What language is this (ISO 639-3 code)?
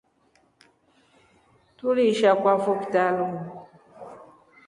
rof